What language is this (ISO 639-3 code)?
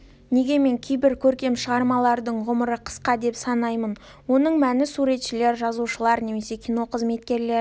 kaz